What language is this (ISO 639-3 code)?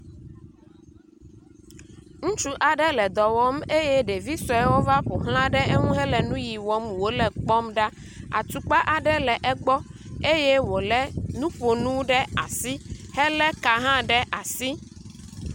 ewe